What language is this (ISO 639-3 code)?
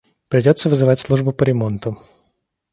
rus